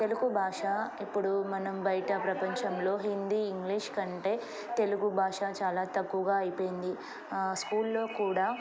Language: Telugu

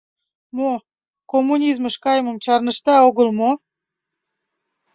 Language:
Mari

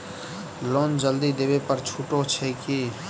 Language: Maithili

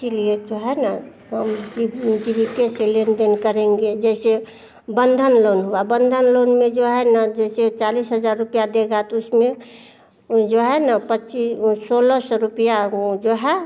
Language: Hindi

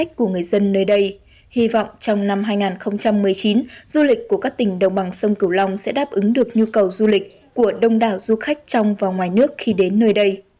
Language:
Vietnamese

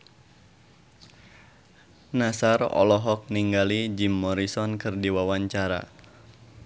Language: Sundanese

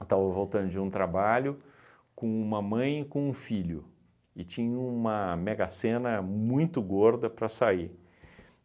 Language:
Portuguese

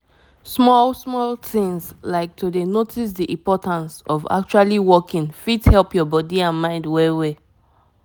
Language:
Nigerian Pidgin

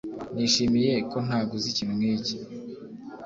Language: Kinyarwanda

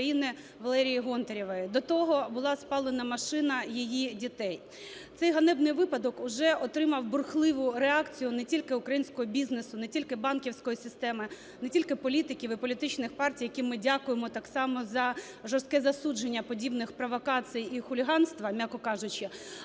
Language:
Ukrainian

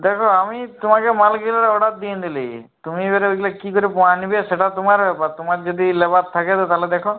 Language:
Bangla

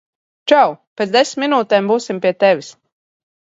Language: Latvian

